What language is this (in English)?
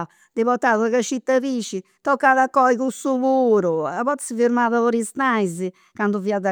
Campidanese Sardinian